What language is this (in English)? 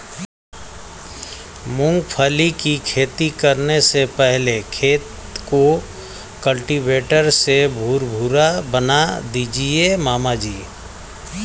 Hindi